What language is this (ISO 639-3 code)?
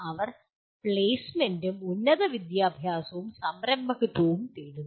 mal